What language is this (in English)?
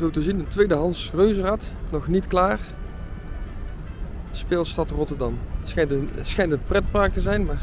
Dutch